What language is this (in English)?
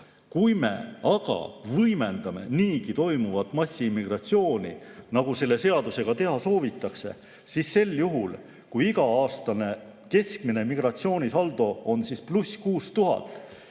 Estonian